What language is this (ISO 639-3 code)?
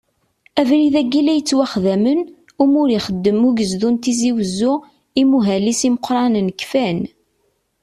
kab